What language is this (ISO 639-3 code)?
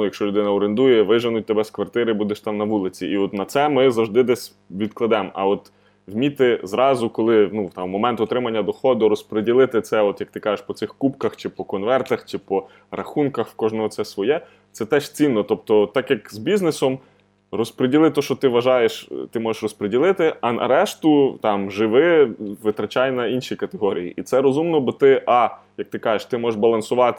ukr